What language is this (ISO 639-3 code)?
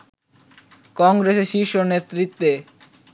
ben